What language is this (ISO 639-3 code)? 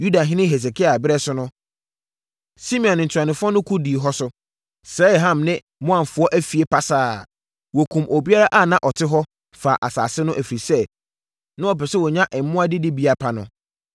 aka